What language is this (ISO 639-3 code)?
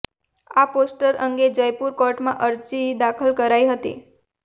guj